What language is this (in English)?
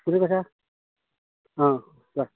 Assamese